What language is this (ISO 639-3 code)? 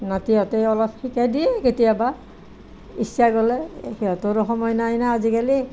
asm